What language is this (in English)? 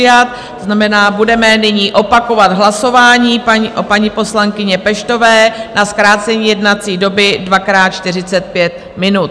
Czech